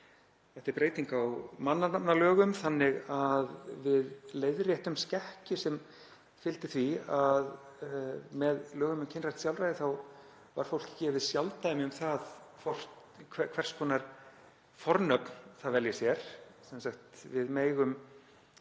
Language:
Icelandic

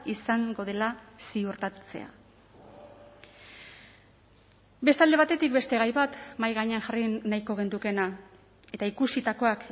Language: Basque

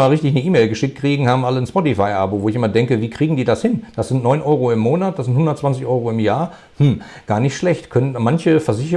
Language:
German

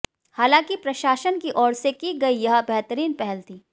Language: Hindi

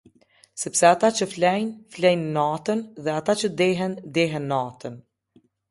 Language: Albanian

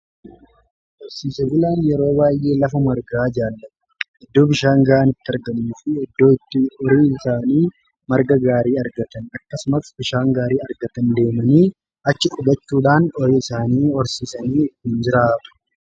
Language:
Oromo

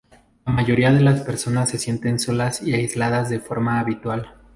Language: Spanish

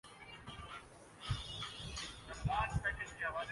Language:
Urdu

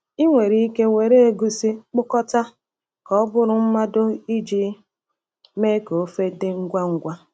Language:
Igbo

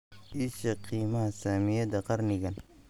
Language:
Somali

